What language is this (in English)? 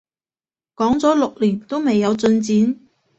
Cantonese